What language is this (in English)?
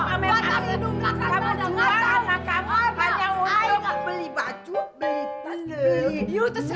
Indonesian